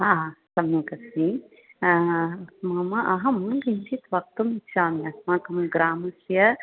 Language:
Sanskrit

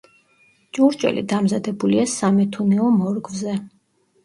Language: Georgian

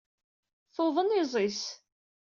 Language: Kabyle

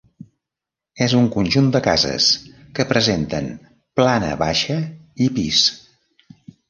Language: Catalan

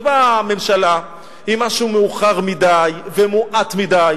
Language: Hebrew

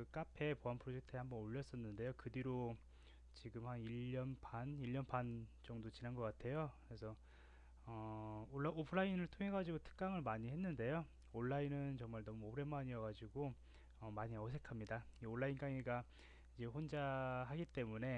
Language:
Korean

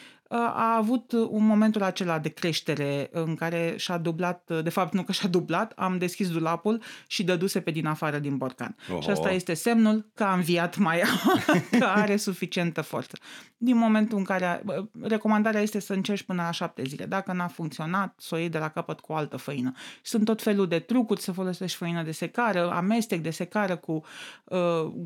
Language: Romanian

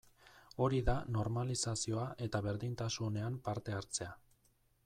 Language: Basque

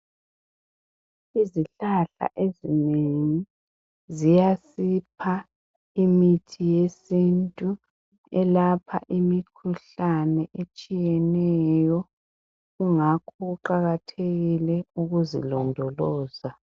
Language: North Ndebele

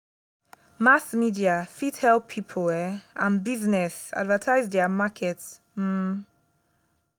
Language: Nigerian Pidgin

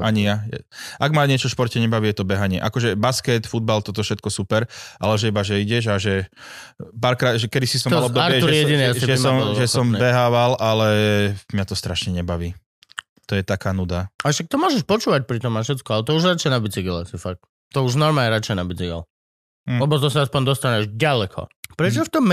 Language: Slovak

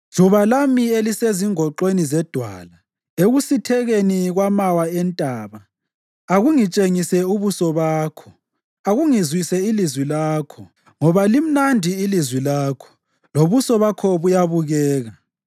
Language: North Ndebele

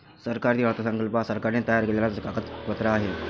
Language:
Marathi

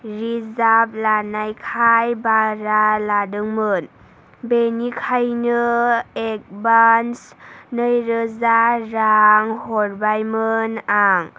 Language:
Bodo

